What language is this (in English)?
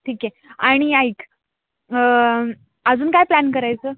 Marathi